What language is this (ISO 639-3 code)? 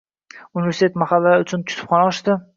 uzb